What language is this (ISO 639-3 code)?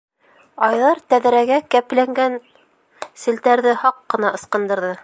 bak